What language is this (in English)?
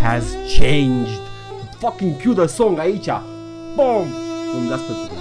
Romanian